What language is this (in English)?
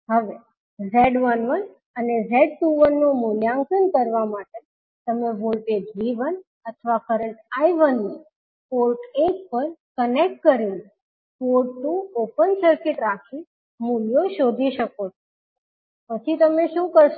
Gujarati